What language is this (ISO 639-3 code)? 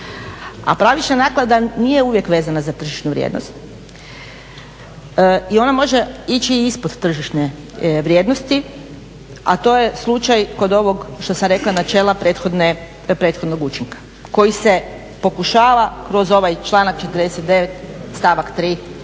hrv